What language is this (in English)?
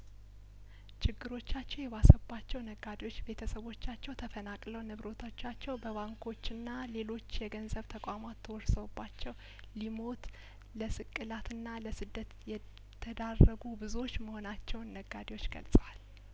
Amharic